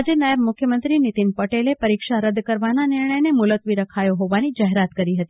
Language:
Gujarati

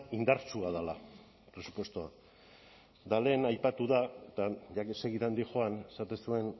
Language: Basque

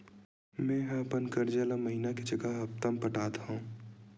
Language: Chhattisgarhi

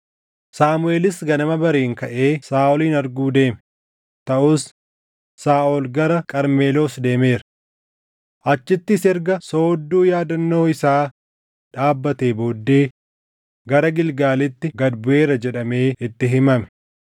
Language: Oromo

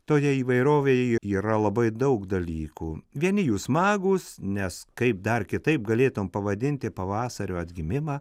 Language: Lithuanian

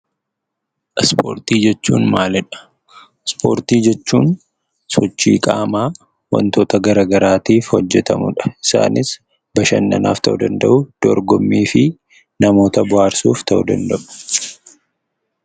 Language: Oromo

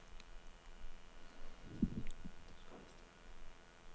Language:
Danish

